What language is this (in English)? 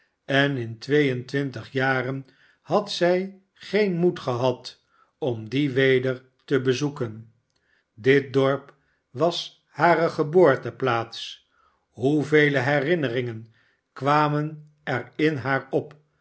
Dutch